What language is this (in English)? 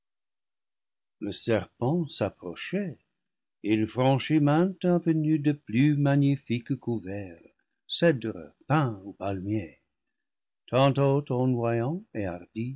French